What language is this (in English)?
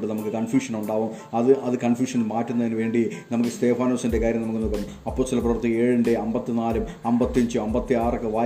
Malayalam